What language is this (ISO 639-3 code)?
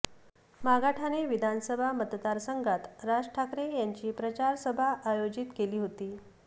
mar